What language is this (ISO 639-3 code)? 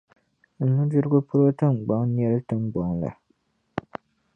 dag